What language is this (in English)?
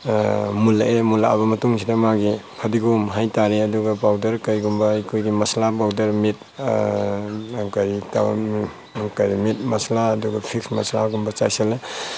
Manipuri